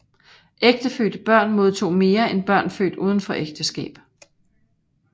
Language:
Danish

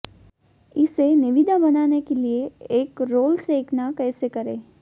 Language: Hindi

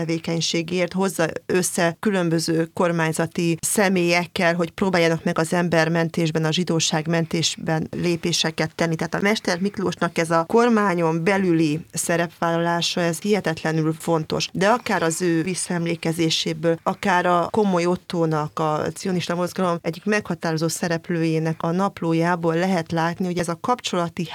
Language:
Hungarian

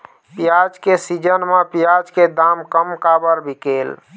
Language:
Chhattisgarhi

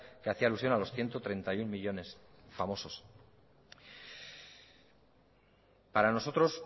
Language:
Spanish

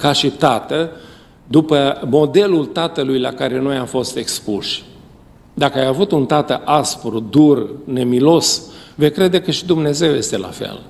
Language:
Romanian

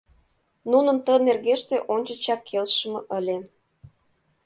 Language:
Mari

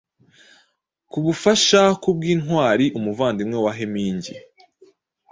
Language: Kinyarwanda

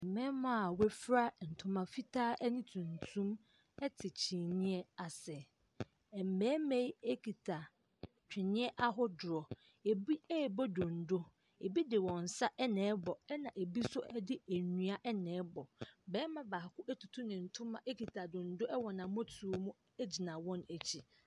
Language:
Akan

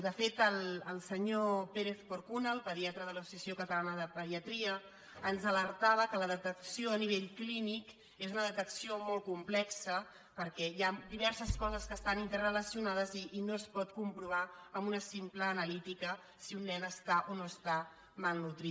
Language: Catalan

